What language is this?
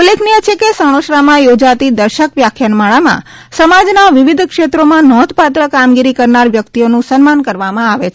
Gujarati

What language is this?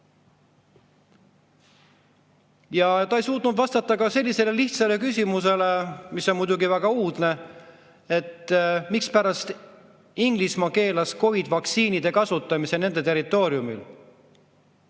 Estonian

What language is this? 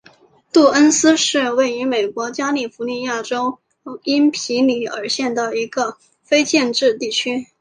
Chinese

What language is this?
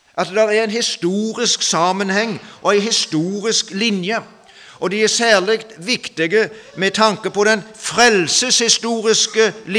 Norwegian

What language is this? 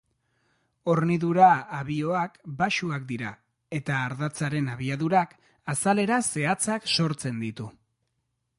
Basque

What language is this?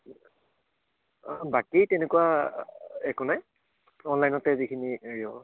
Assamese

